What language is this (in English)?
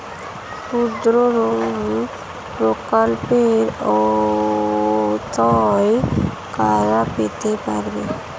Bangla